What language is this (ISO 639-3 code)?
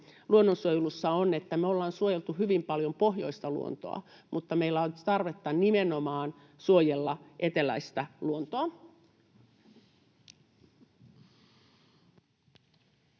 fin